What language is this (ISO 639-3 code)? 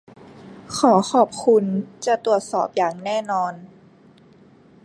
tha